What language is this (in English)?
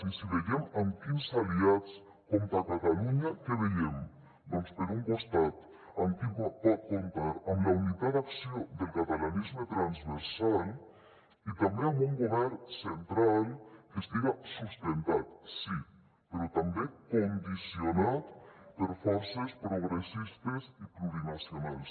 Catalan